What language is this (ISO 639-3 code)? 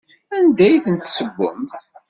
kab